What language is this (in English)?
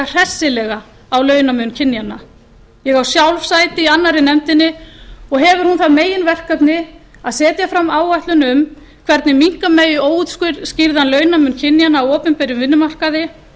Icelandic